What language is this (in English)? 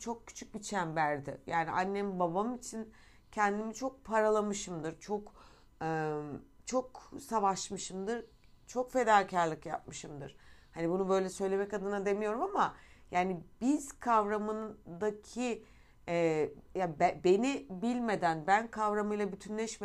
Turkish